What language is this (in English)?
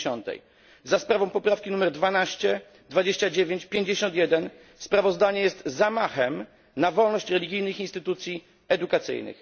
Polish